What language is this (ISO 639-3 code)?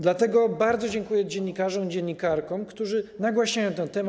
pol